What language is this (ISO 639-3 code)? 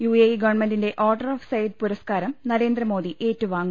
mal